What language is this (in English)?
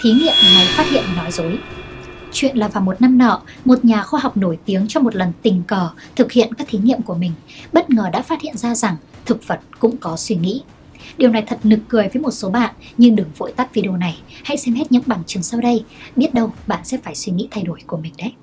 Vietnamese